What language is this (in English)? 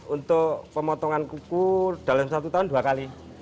Indonesian